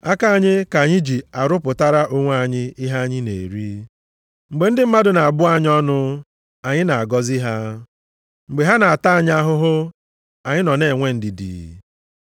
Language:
Igbo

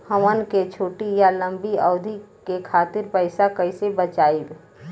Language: Bhojpuri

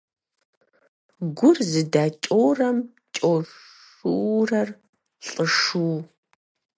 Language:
Kabardian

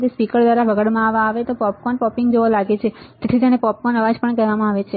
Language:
Gujarati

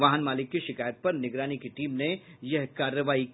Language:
Hindi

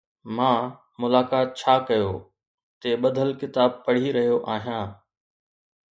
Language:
Sindhi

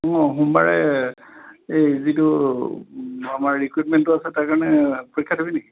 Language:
Assamese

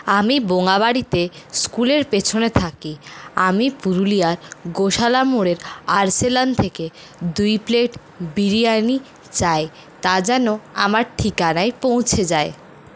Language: Bangla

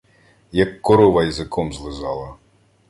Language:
Ukrainian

